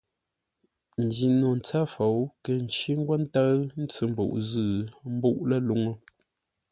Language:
Ngombale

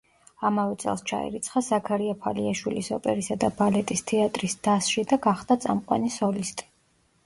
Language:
Georgian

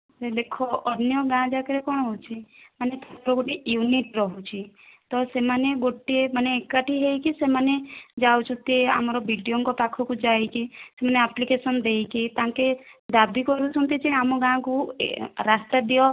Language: Odia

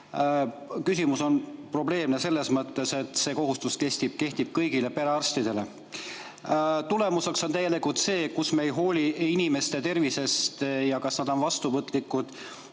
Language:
Estonian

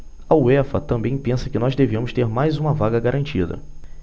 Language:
Portuguese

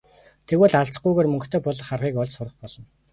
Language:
Mongolian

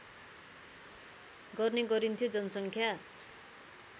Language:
Nepali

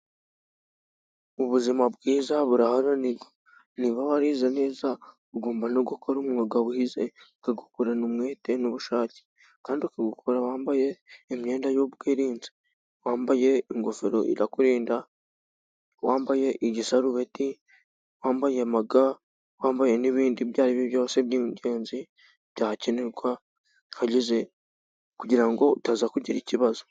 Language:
Kinyarwanda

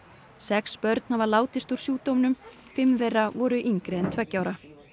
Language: Icelandic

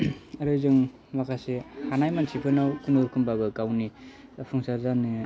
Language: Bodo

